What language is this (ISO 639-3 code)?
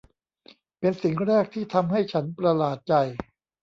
tha